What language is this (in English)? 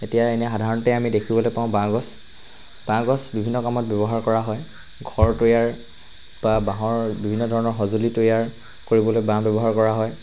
Assamese